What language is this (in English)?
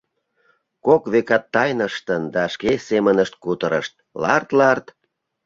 Mari